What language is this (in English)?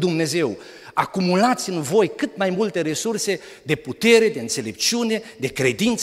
Romanian